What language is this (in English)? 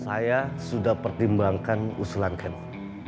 Indonesian